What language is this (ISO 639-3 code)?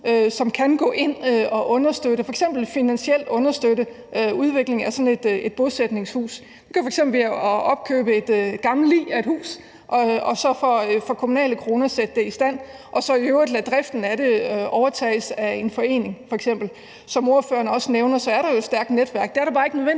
dan